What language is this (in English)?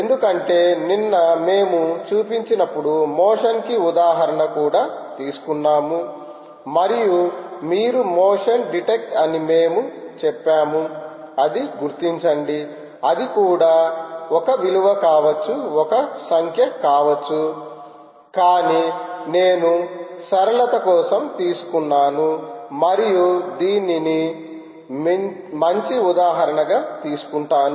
Telugu